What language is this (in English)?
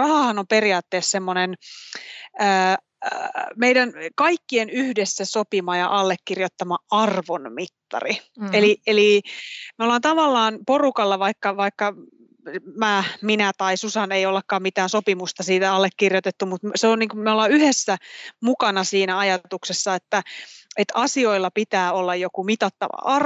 Finnish